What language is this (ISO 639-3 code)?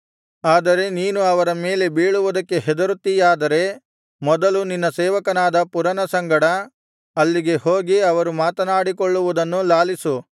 kan